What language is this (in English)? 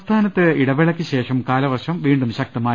Malayalam